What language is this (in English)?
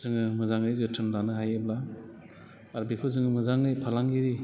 Bodo